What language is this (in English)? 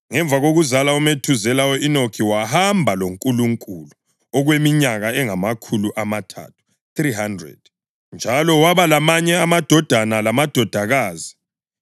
North Ndebele